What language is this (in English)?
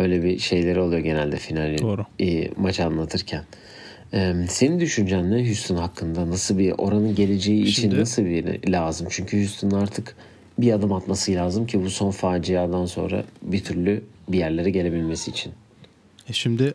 Turkish